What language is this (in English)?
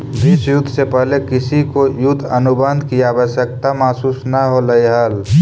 Magahi